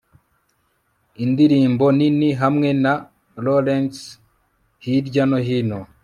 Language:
Kinyarwanda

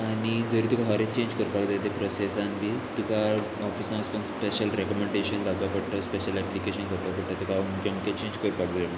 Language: Konkani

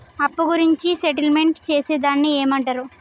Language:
Telugu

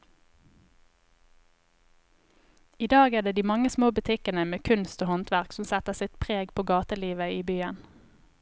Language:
Norwegian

